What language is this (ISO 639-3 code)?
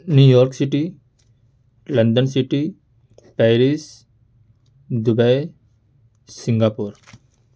urd